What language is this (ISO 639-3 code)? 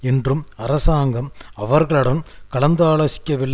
tam